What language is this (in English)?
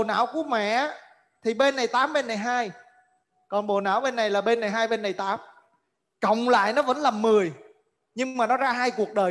Vietnamese